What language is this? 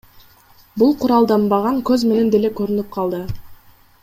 Kyrgyz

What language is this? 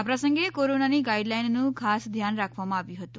Gujarati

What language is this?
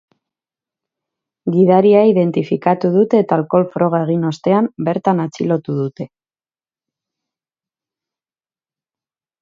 Basque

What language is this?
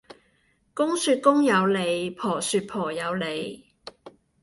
Cantonese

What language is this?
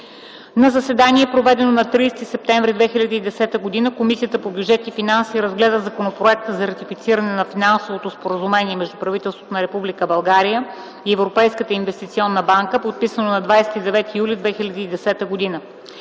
Bulgarian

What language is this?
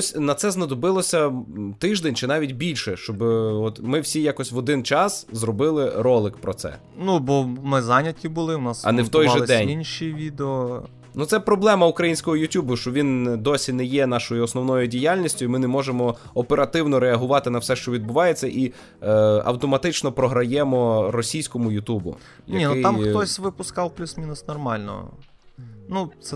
Ukrainian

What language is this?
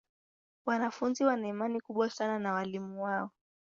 Swahili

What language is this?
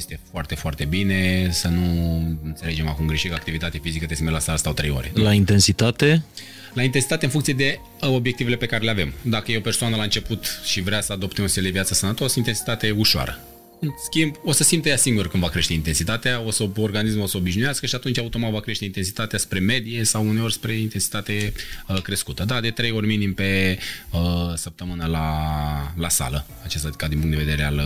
Romanian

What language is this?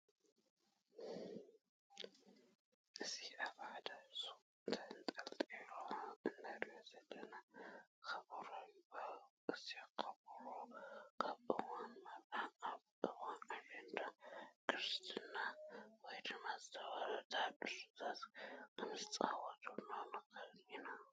Tigrinya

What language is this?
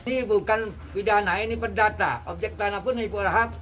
Indonesian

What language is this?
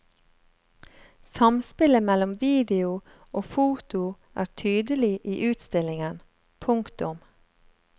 Norwegian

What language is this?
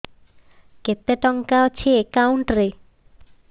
Odia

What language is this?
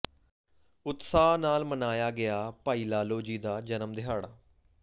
Punjabi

